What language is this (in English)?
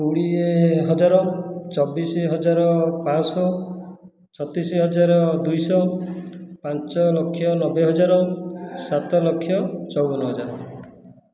Odia